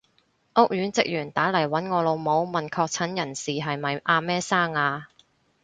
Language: Cantonese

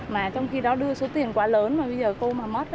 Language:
Vietnamese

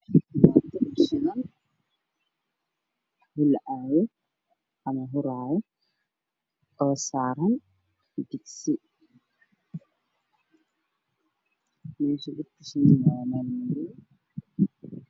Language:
Somali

